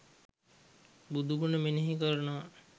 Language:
Sinhala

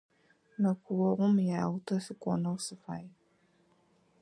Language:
Adyghe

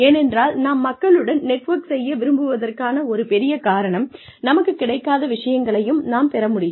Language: Tamil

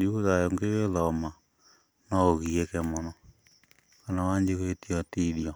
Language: Kikuyu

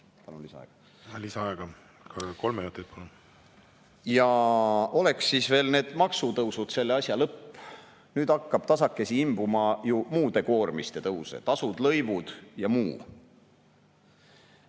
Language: Estonian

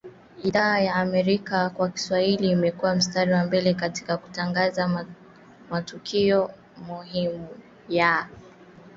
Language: Swahili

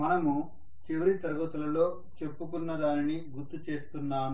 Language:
Telugu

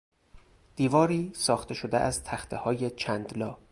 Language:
Persian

